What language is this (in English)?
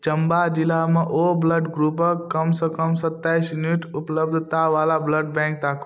Maithili